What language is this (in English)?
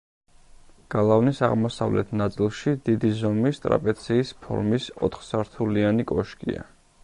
Georgian